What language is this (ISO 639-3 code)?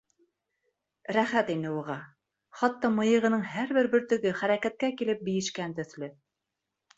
bak